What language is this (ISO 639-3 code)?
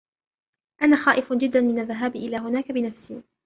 ara